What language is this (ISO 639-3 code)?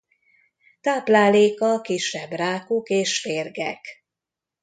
hun